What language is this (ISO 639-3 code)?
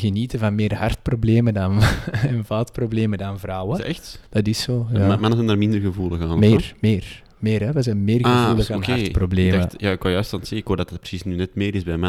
nld